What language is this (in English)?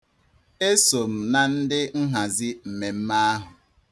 Igbo